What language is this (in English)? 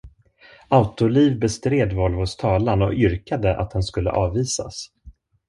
Swedish